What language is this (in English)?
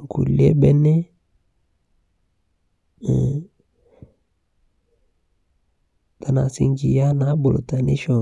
Masai